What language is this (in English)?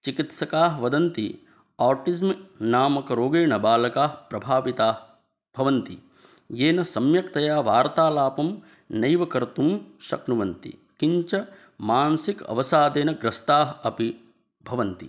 Sanskrit